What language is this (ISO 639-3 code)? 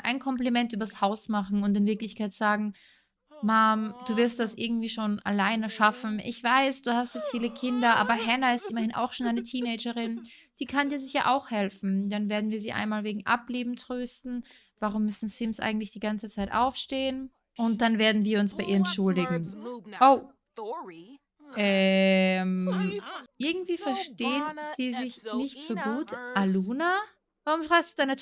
deu